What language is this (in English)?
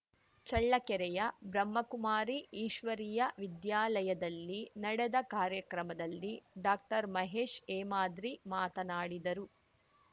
Kannada